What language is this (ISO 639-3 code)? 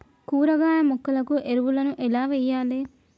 tel